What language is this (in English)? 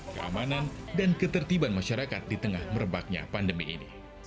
Indonesian